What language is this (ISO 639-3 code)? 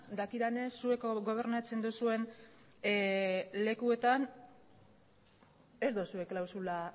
eus